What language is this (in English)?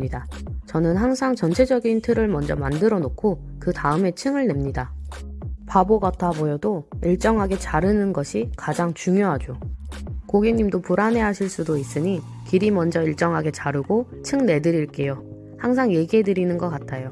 Korean